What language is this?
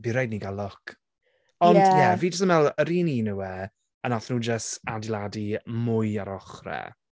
Welsh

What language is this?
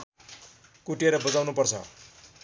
Nepali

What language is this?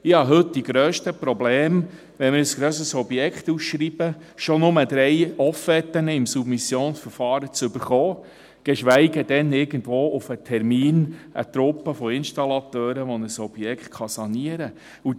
Swiss German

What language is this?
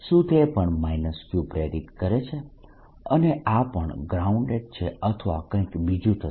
Gujarati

